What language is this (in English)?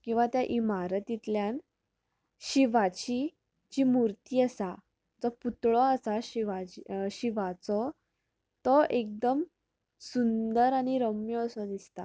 Konkani